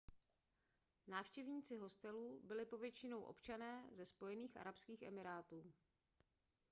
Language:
Czech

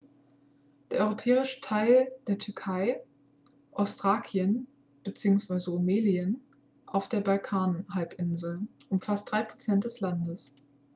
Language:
German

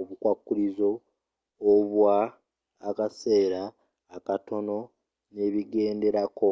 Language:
Ganda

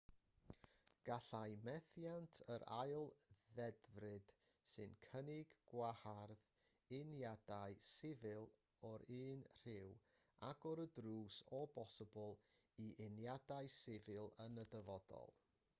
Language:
Welsh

